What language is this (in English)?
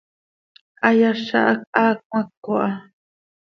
Seri